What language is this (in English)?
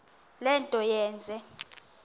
Xhosa